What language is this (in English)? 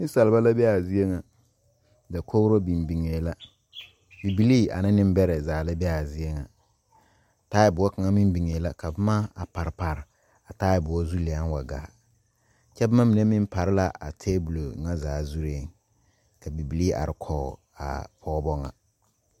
Southern Dagaare